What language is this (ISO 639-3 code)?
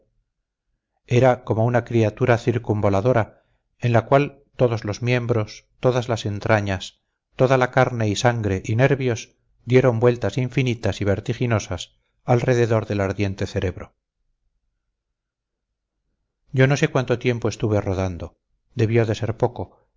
spa